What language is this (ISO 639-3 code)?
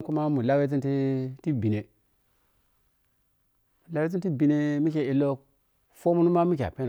piy